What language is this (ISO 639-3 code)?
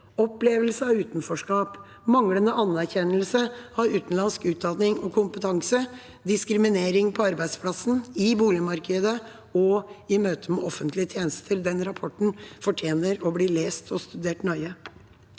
nor